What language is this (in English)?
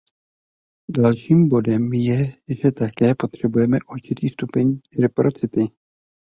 Czech